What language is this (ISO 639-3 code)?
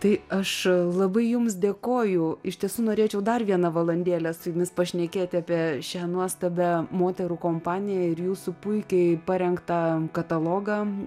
lit